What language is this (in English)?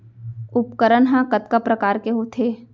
Chhattisgarhi